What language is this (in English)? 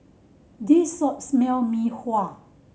English